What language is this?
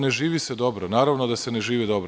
Serbian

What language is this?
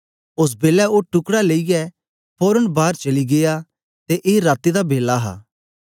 Dogri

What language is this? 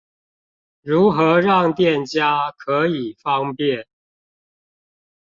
Chinese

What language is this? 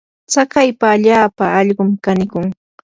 Yanahuanca Pasco Quechua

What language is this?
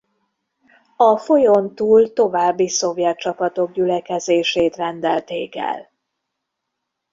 Hungarian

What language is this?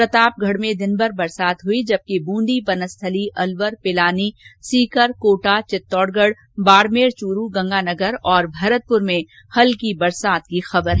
Hindi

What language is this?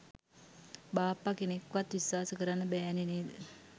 Sinhala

